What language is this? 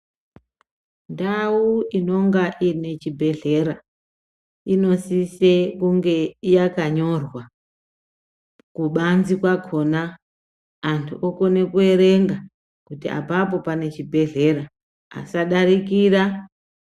Ndau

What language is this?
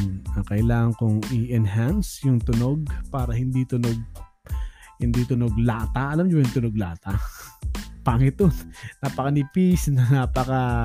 Filipino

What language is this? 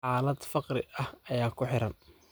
Somali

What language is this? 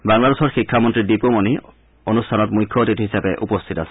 Assamese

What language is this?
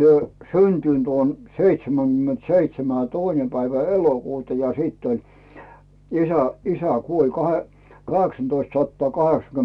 Finnish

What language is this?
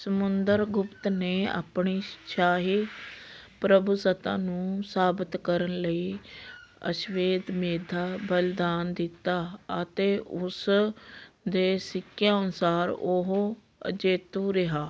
Punjabi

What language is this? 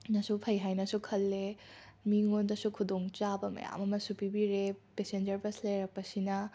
Manipuri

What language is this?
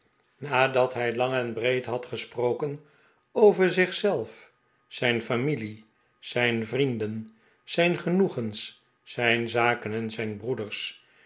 Dutch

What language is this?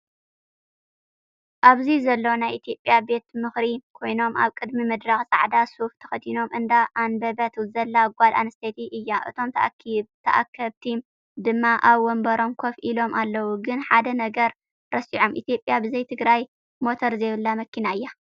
Tigrinya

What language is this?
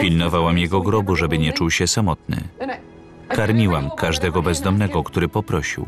Polish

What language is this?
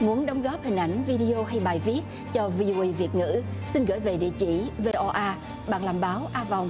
Vietnamese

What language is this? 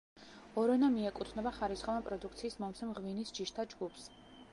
Georgian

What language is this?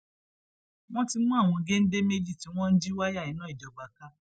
Yoruba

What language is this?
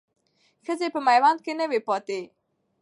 Pashto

